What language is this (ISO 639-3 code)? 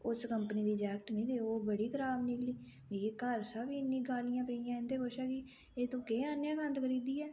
doi